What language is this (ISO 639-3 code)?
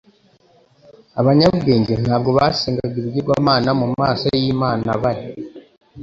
kin